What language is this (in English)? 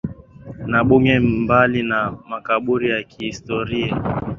Swahili